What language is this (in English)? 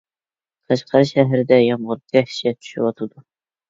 Uyghur